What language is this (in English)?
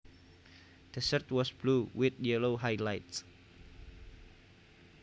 Javanese